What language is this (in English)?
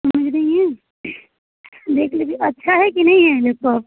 Hindi